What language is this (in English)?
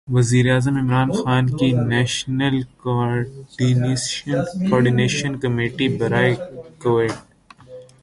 Urdu